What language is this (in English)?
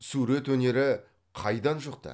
Kazakh